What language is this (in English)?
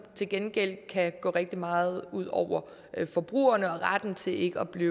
Danish